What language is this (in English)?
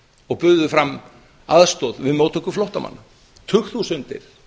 Icelandic